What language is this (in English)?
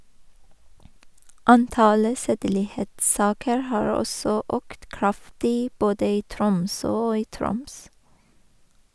Norwegian